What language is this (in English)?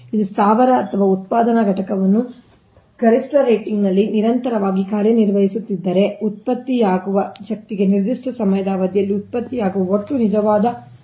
Kannada